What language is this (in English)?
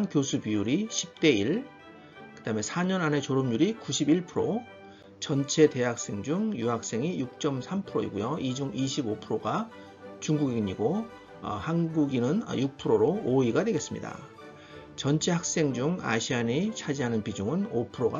Korean